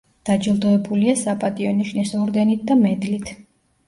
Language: Georgian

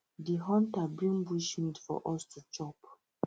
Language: Nigerian Pidgin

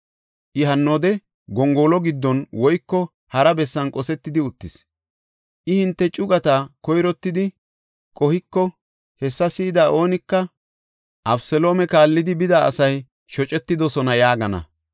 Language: Gofa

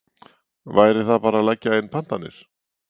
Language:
Icelandic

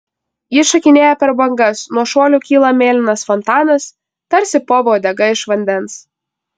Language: Lithuanian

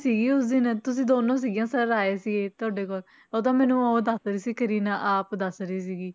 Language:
Punjabi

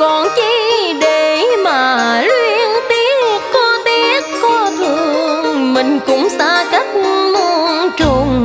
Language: Vietnamese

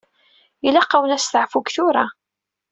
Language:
Kabyle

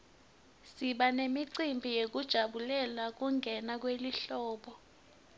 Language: Swati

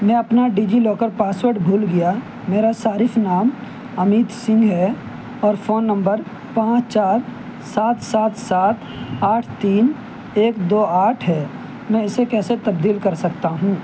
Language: Urdu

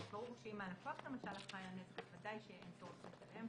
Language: Hebrew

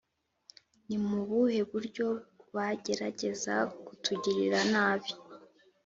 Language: Kinyarwanda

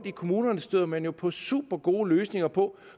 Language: Danish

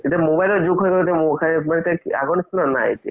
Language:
Assamese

